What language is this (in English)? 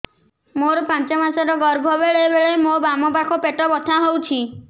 Odia